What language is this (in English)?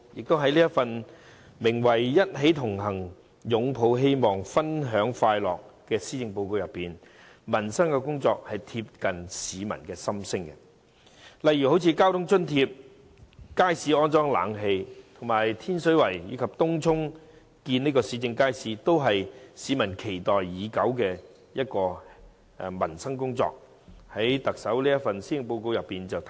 Cantonese